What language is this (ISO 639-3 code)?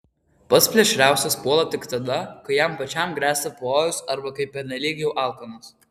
lit